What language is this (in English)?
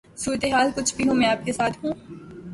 Urdu